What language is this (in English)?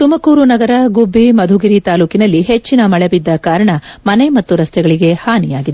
Kannada